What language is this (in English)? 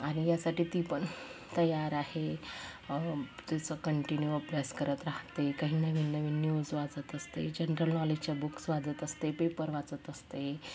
Marathi